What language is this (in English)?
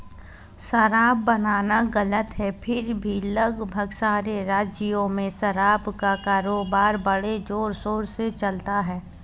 Hindi